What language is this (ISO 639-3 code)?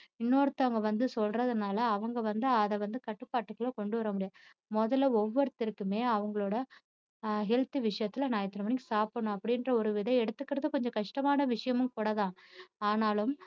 tam